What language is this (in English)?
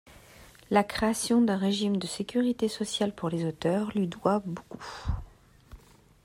French